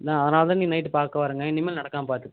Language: Tamil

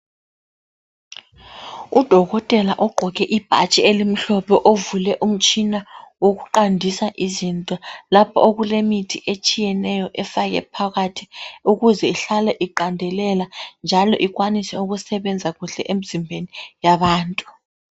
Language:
North Ndebele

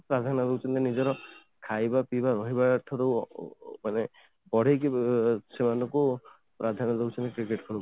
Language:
Odia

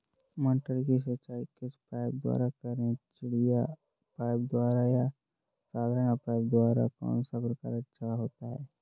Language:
Hindi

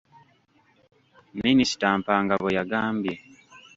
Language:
Ganda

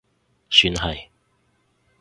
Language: Cantonese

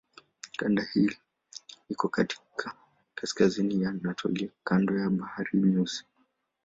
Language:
Swahili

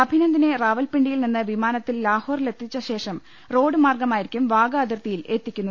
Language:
Malayalam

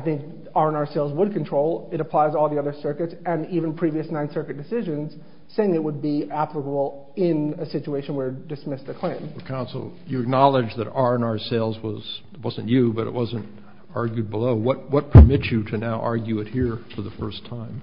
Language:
English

